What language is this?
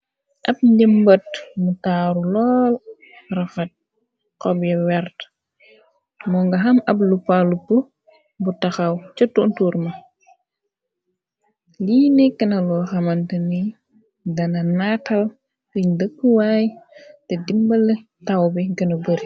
Wolof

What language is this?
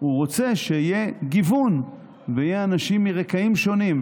Hebrew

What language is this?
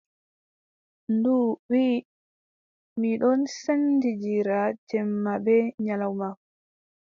Adamawa Fulfulde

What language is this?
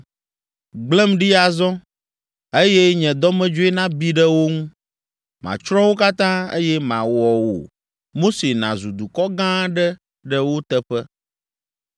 Ewe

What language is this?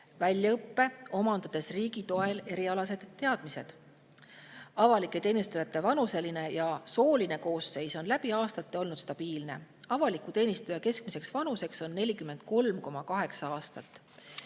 Estonian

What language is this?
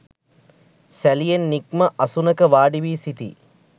Sinhala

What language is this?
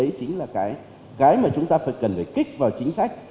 Vietnamese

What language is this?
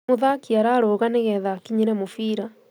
Kikuyu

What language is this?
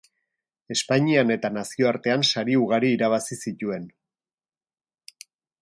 Basque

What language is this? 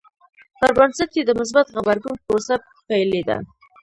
Pashto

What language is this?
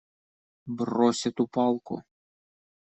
Russian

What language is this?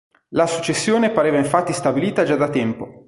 Italian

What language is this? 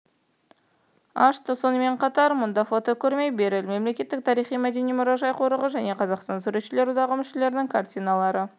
Kazakh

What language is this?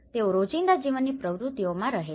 Gujarati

